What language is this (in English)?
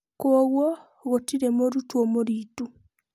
Kikuyu